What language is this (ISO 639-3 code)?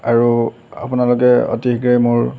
asm